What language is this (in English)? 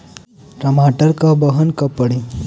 Bhojpuri